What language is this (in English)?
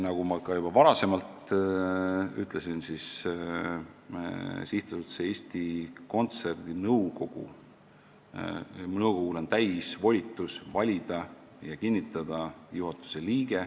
Estonian